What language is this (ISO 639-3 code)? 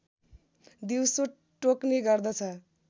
nep